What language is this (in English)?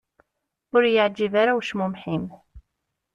Kabyle